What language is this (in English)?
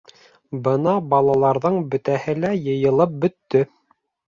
Bashkir